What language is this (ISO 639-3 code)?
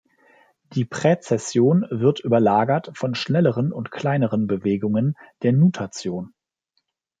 deu